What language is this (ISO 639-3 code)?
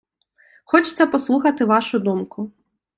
ukr